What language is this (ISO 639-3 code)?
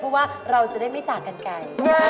tha